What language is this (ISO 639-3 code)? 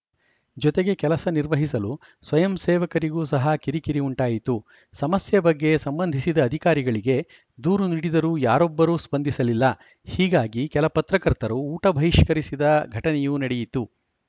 kan